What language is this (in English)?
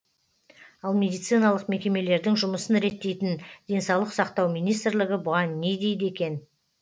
Kazakh